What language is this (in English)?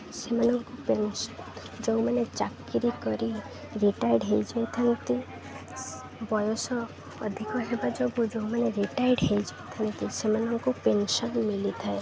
Odia